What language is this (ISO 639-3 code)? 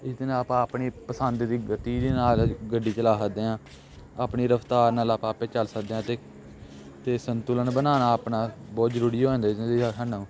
pan